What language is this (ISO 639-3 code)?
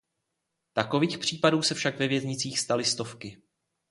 ces